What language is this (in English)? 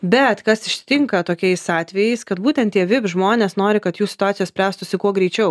Lithuanian